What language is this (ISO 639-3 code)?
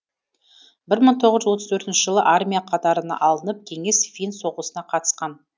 kaz